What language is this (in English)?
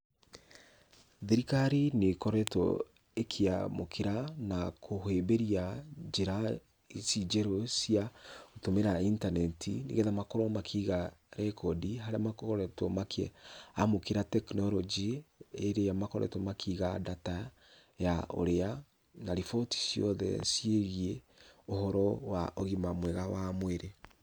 Kikuyu